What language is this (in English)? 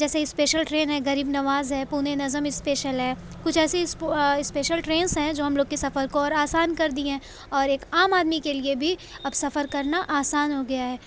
Urdu